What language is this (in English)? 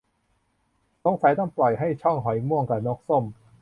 Thai